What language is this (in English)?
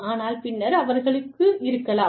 Tamil